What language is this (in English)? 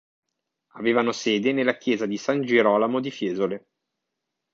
Italian